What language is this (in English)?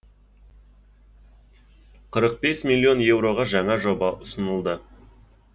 Kazakh